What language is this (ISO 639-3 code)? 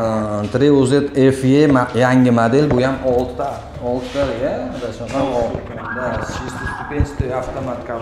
ron